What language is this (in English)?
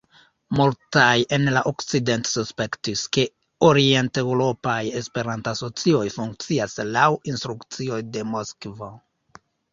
Esperanto